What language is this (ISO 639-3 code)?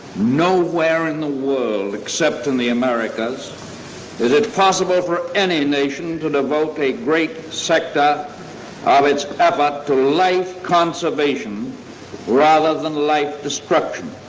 eng